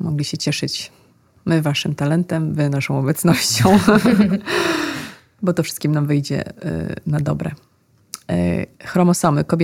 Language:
Polish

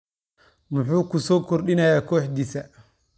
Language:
Somali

